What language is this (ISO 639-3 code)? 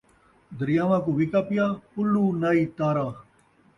skr